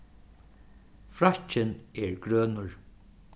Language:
Faroese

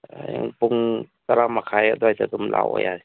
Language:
Manipuri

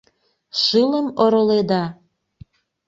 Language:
Mari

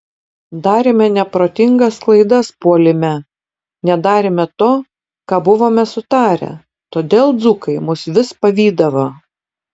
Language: Lithuanian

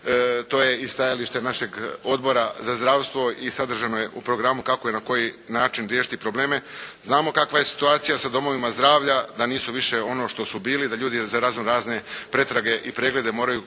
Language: Croatian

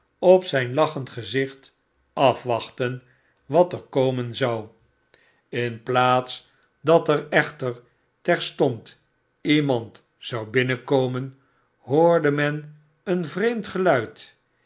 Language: Dutch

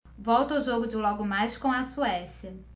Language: Portuguese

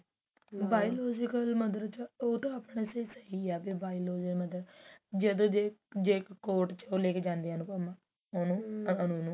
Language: Punjabi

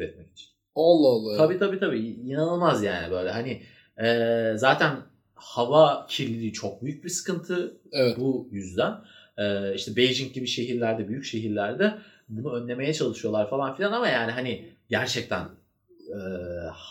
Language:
Turkish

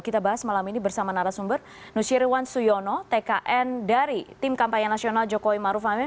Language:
Indonesian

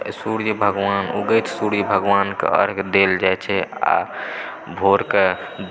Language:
Maithili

